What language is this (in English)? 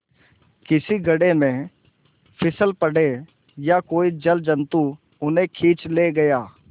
Hindi